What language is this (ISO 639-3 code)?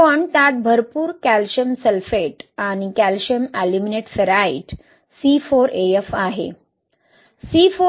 mar